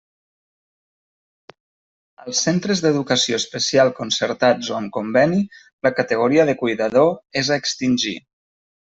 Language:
Catalan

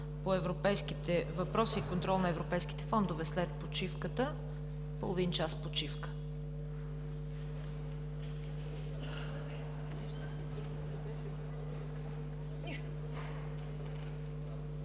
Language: Bulgarian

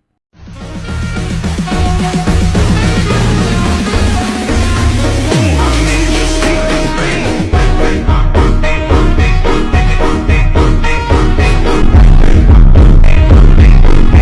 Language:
Indonesian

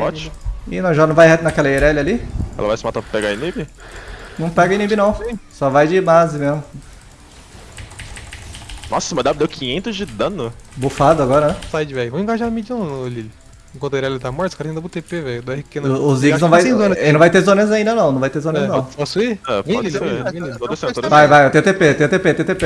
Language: Portuguese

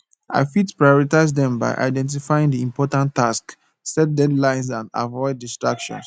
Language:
Nigerian Pidgin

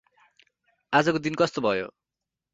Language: Nepali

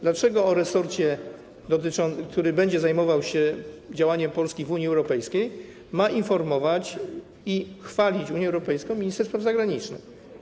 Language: Polish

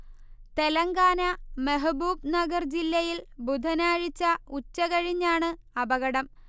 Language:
Malayalam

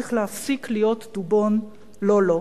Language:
Hebrew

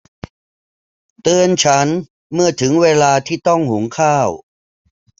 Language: Thai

